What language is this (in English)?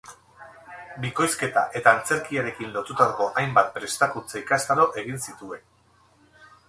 Basque